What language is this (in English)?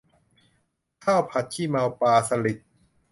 Thai